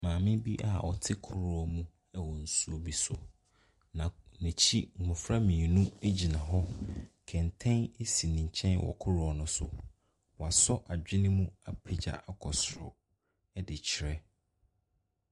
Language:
Akan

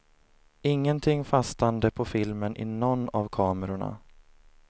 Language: Swedish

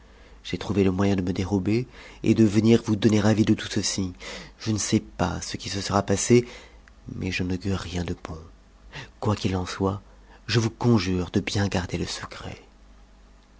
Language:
French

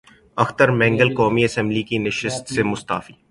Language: Urdu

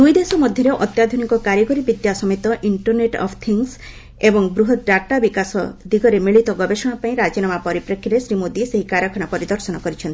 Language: Odia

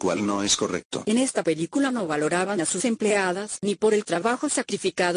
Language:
Spanish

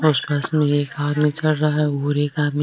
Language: Marwari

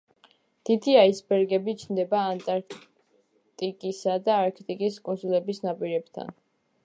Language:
Georgian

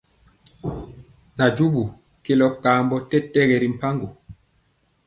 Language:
Mpiemo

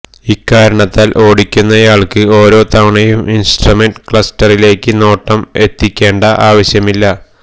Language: Malayalam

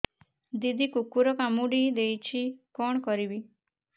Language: Odia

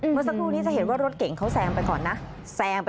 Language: Thai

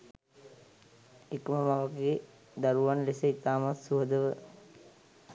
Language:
Sinhala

